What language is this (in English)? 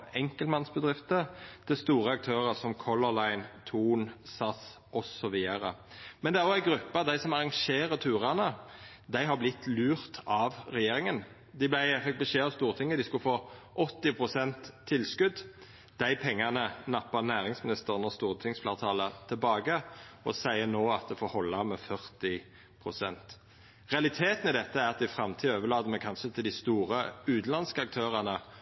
Norwegian Nynorsk